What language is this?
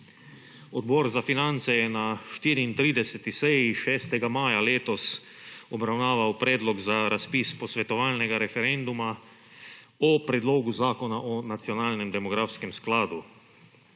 Slovenian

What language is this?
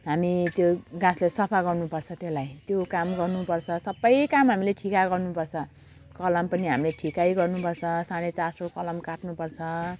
Nepali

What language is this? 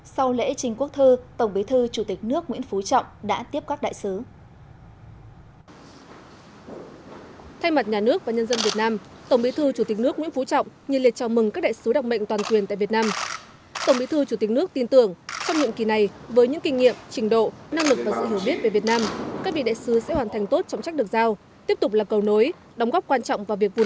Vietnamese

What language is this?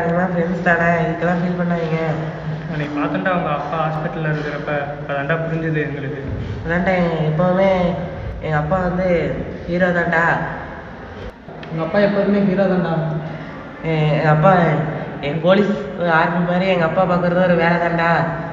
Tamil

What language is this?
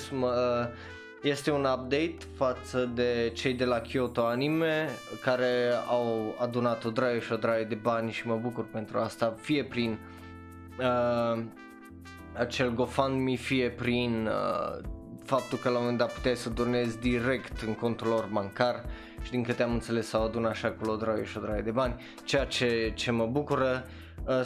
Romanian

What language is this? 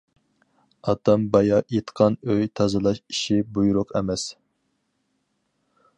Uyghur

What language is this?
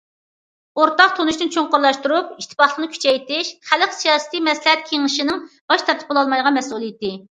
Uyghur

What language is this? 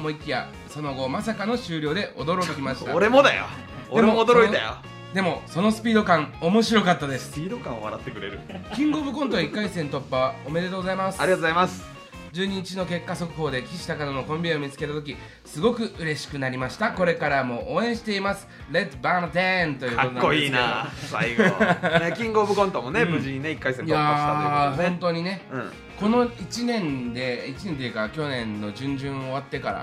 Japanese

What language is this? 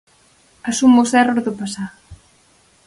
Galician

